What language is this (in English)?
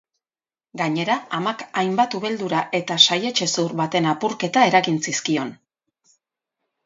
Basque